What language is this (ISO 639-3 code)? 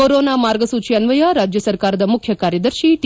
kan